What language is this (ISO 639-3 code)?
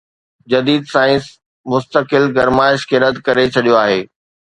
snd